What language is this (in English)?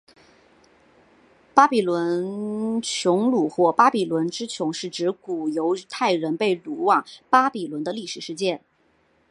Chinese